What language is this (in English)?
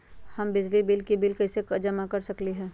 Magahi